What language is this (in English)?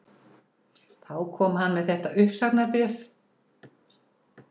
Icelandic